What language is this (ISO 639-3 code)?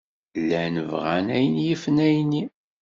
kab